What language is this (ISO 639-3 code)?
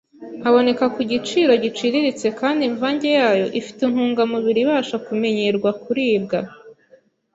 kin